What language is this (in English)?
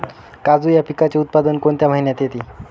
Marathi